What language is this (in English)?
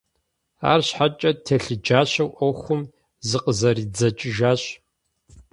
Kabardian